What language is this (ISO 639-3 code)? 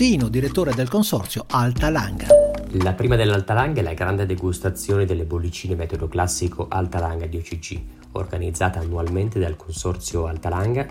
ita